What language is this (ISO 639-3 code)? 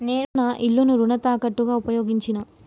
tel